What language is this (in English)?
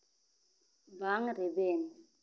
Santali